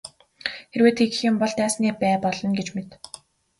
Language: Mongolian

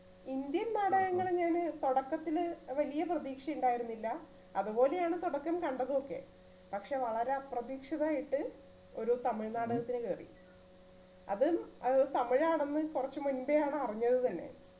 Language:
Malayalam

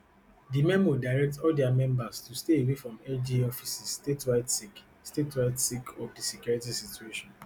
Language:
Nigerian Pidgin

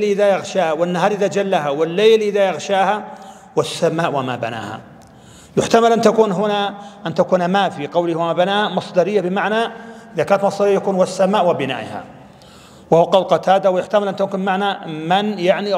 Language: Arabic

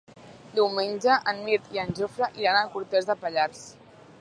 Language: Catalan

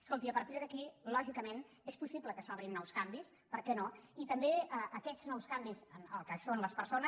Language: Catalan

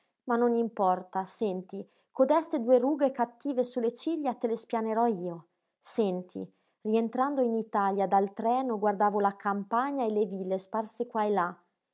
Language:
Italian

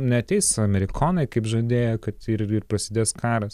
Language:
Lithuanian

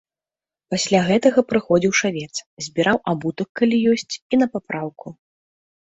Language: Belarusian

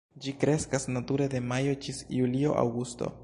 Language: Esperanto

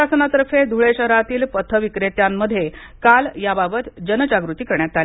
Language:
Marathi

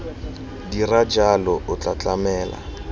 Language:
Tswana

